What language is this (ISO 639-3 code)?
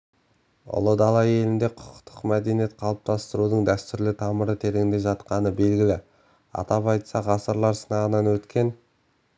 kaz